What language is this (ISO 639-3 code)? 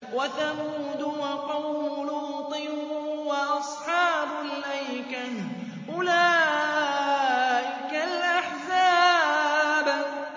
ara